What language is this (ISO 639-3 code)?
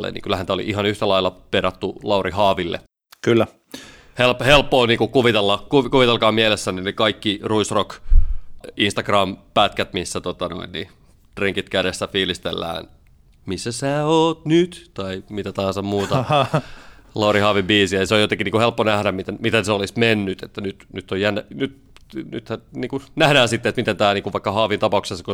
fin